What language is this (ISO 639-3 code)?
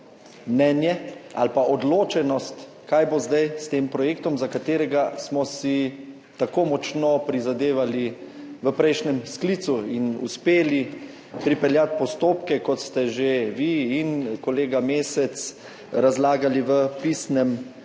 slv